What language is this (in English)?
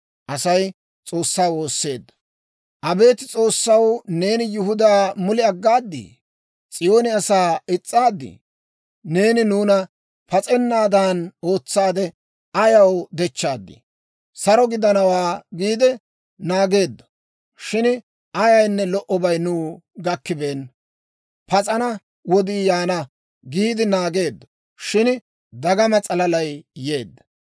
Dawro